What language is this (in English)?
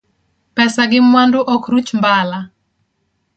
Luo (Kenya and Tanzania)